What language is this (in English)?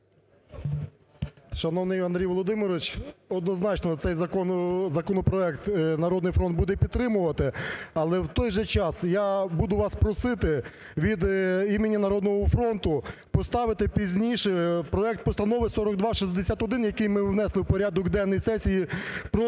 Ukrainian